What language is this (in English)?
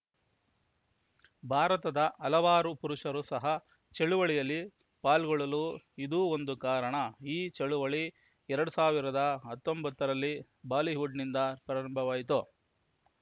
Kannada